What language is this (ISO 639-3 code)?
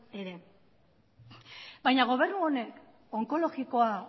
eus